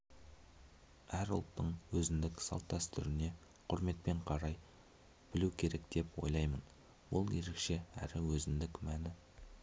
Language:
Kazakh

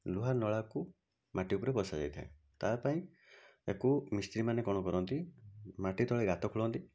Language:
Odia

